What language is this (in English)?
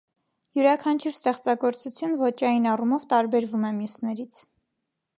Armenian